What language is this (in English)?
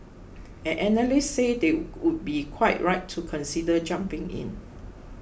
English